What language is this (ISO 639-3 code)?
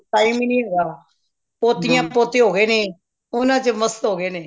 pan